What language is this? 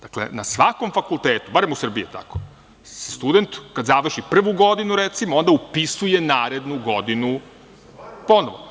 Serbian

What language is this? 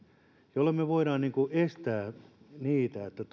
Finnish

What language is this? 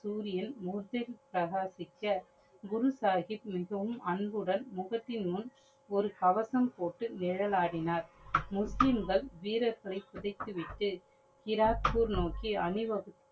Tamil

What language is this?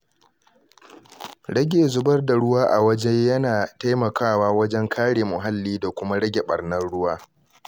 Hausa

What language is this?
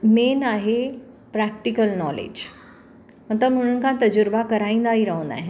Sindhi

